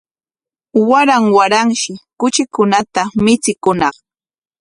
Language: Corongo Ancash Quechua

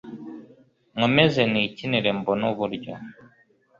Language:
Kinyarwanda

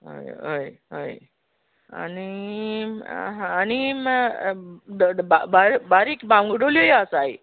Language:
Konkani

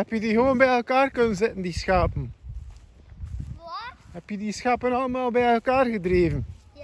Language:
Dutch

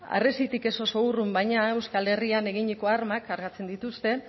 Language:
Basque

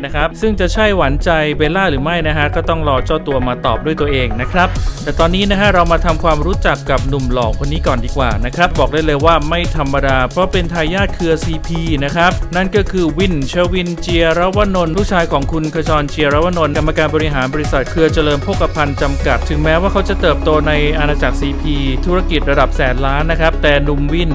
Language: Thai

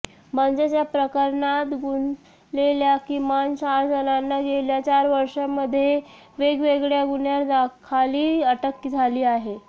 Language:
Marathi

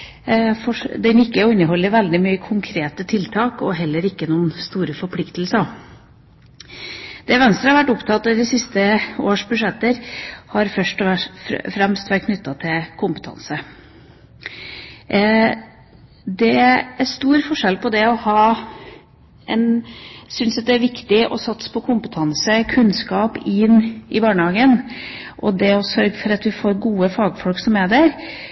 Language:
Norwegian Bokmål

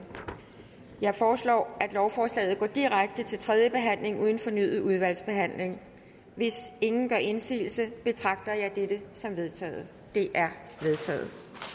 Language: Danish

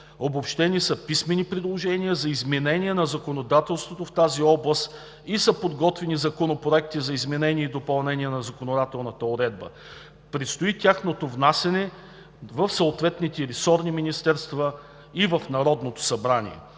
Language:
Bulgarian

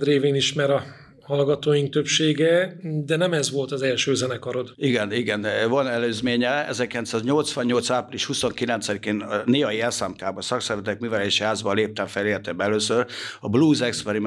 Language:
Hungarian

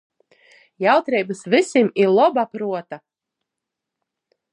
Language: Latgalian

